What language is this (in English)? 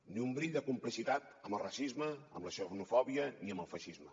Catalan